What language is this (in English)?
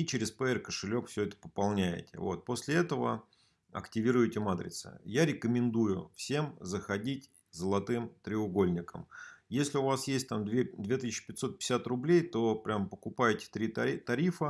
Russian